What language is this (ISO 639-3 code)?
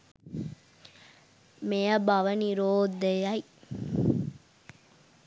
sin